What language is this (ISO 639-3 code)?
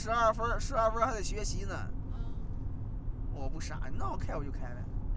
zho